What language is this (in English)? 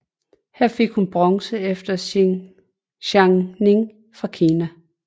Danish